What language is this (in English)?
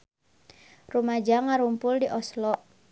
Sundanese